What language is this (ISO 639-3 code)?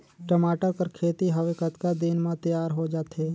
hne